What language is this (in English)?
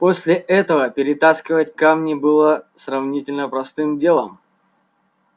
Russian